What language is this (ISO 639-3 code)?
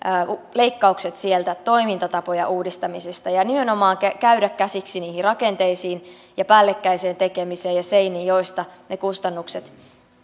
fin